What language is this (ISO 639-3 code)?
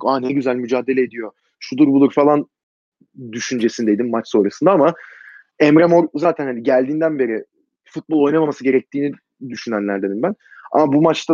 tur